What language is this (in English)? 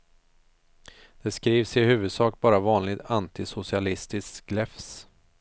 Swedish